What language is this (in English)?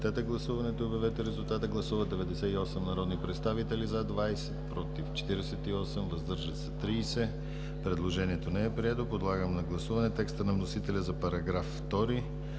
Bulgarian